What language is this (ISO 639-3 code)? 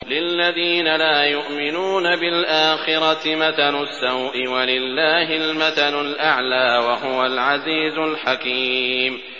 ara